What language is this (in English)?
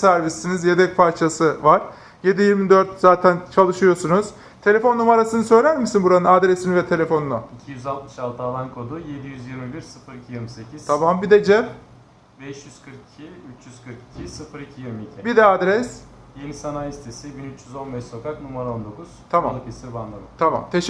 Turkish